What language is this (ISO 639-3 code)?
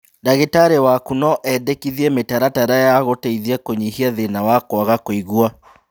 kik